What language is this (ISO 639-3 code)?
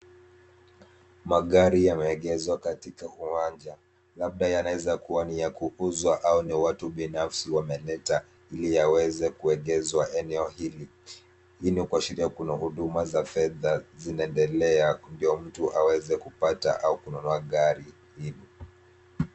swa